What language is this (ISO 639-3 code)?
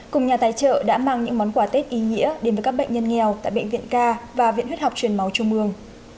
vie